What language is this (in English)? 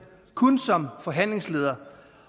Danish